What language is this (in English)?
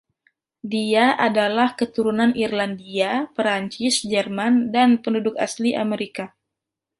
Indonesian